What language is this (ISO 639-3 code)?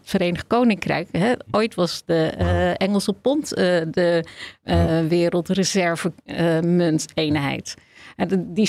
nld